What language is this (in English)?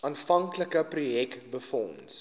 Afrikaans